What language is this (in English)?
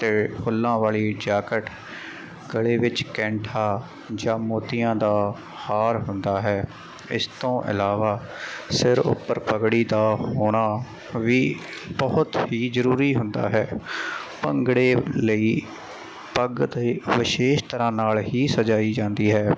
Punjabi